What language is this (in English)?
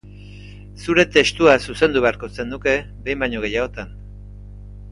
Basque